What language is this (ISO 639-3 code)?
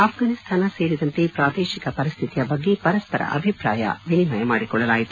kan